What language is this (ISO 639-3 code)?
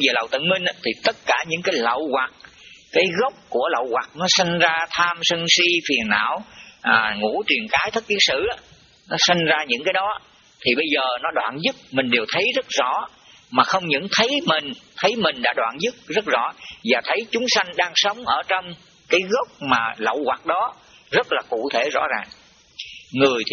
vie